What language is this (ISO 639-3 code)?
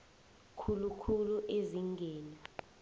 nbl